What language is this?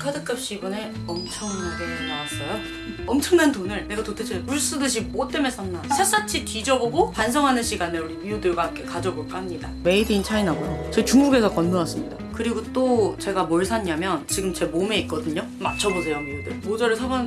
Korean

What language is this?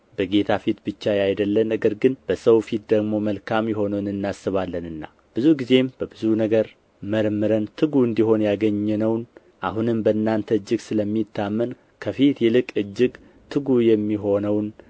Amharic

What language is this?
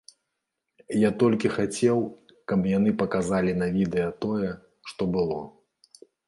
Belarusian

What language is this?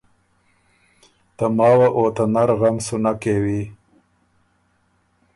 Ormuri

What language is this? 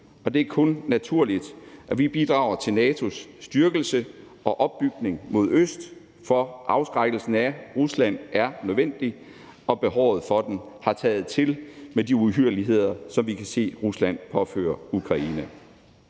Danish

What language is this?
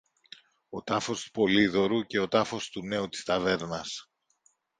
Greek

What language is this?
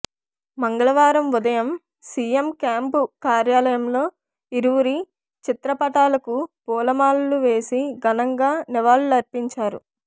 Telugu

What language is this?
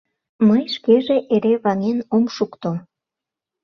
Mari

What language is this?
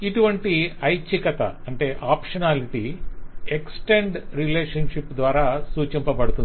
Telugu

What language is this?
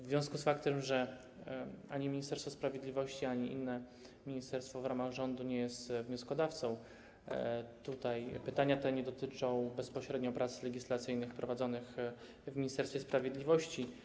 Polish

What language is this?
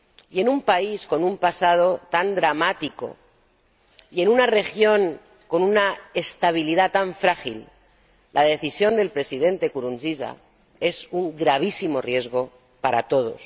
Spanish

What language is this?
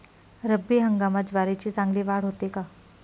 Marathi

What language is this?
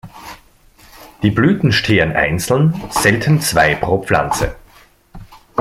German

